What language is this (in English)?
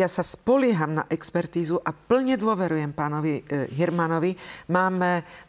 Slovak